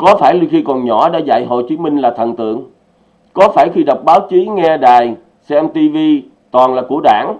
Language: Vietnamese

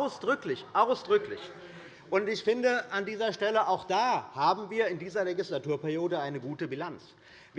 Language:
German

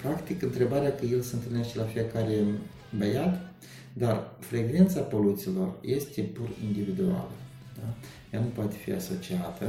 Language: Romanian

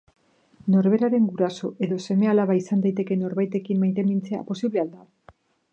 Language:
Basque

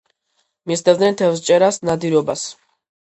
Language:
Georgian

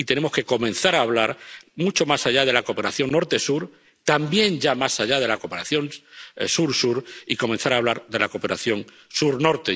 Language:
Spanish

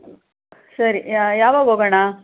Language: Kannada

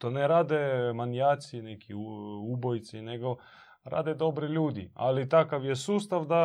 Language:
Croatian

